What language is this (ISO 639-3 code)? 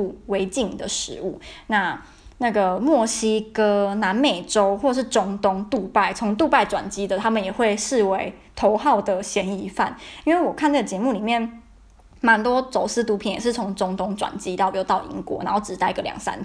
zho